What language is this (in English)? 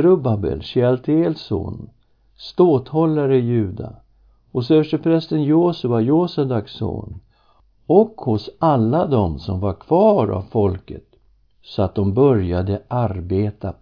Swedish